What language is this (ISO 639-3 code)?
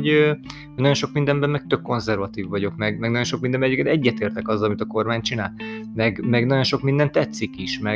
hun